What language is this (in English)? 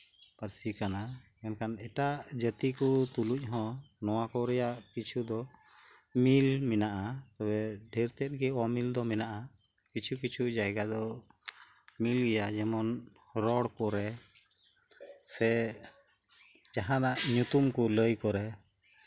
Santali